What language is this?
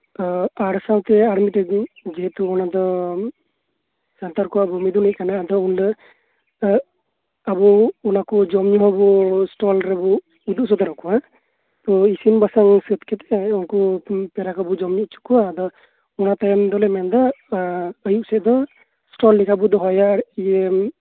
Santali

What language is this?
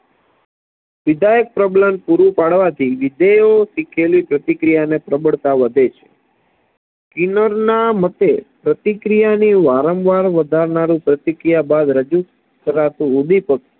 Gujarati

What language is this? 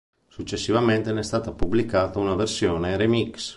Italian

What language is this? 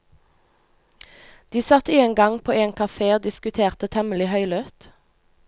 Norwegian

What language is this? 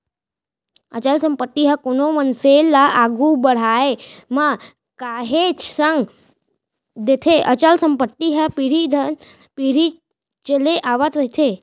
Chhattisgarhi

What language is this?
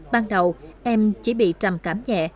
Vietnamese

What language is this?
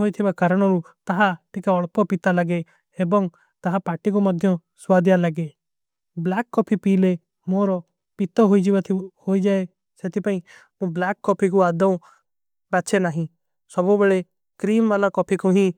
Kui (India)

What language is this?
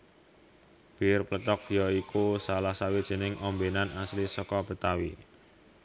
Javanese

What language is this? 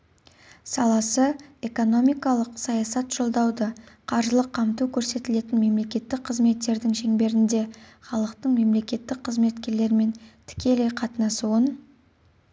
Kazakh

